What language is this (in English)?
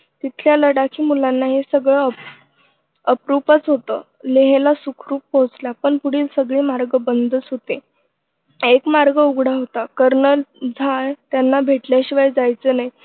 Marathi